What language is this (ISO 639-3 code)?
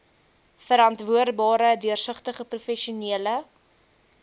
afr